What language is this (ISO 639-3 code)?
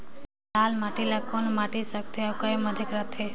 hne